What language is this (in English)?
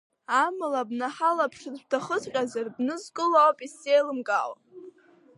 Abkhazian